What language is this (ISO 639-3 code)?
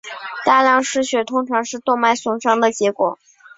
zho